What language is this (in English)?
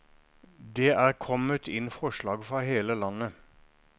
Norwegian